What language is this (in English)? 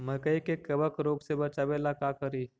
Magahi